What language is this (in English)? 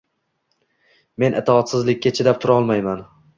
Uzbek